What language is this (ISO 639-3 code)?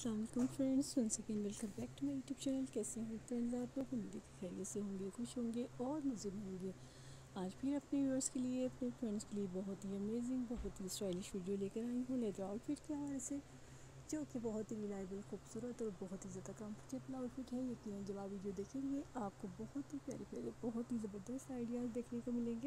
hin